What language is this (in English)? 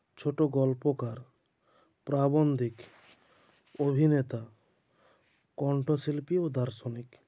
Bangla